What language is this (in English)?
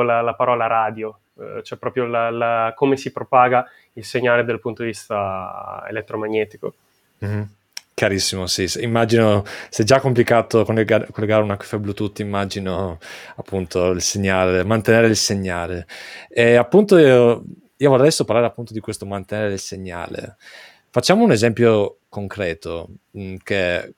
Italian